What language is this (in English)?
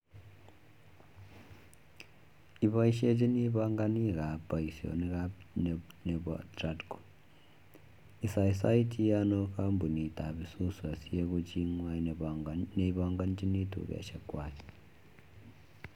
Kalenjin